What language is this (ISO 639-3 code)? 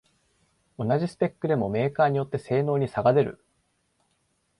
jpn